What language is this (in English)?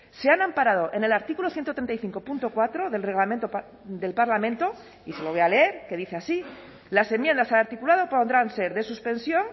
Spanish